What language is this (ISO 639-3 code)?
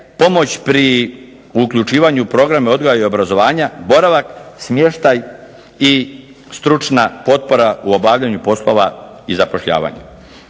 hrv